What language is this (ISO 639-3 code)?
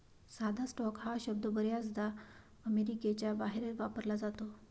mar